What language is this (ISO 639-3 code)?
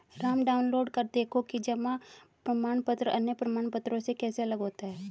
hin